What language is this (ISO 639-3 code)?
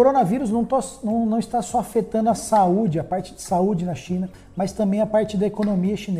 por